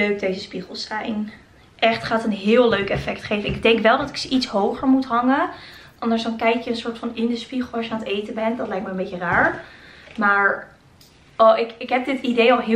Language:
Dutch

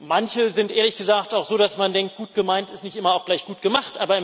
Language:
German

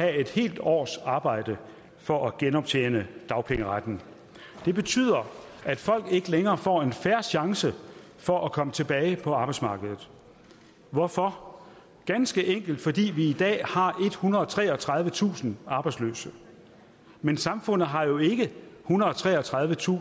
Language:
Danish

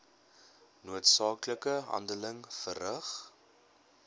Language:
Afrikaans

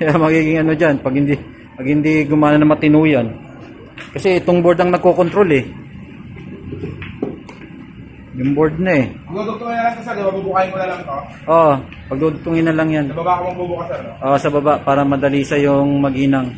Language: Filipino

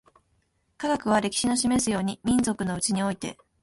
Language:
Japanese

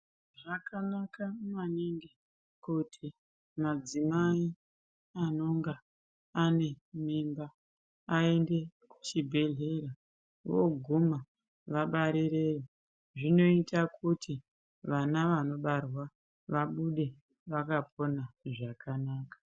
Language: Ndau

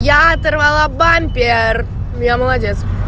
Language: Russian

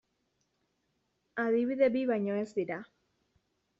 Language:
Basque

